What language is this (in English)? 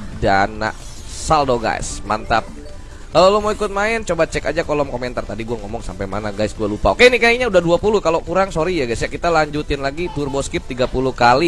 Indonesian